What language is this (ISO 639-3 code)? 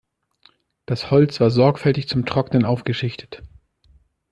deu